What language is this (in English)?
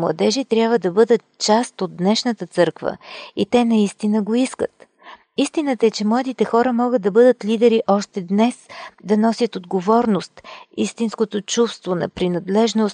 Bulgarian